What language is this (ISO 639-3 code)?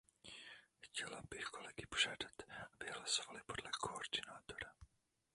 ces